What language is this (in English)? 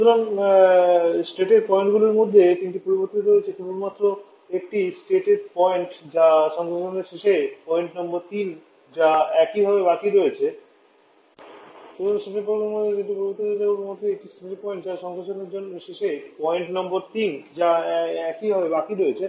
Bangla